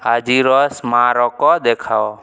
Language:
Odia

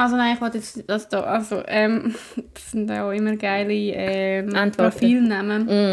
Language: German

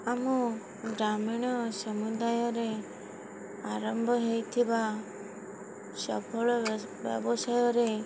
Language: Odia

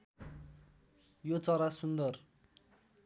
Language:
Nepali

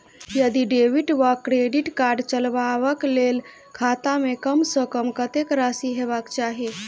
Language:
Maithili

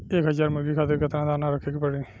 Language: Bhojpuri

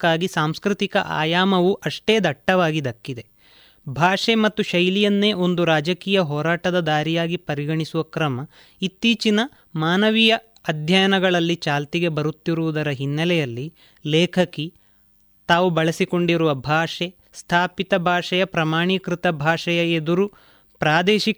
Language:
Kannada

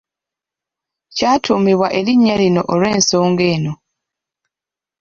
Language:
Ganda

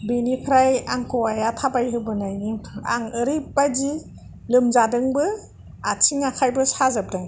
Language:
Bodo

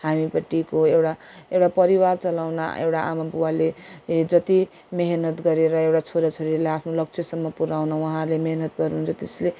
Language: Nepali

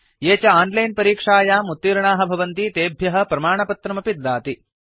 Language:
Sanskrit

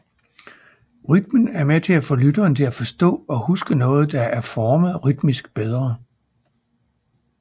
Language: Danish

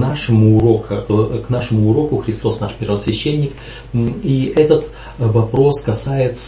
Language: Russian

